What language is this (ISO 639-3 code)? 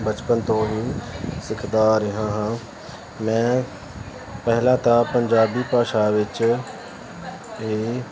pan